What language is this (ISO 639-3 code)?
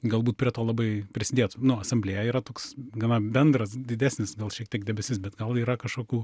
lit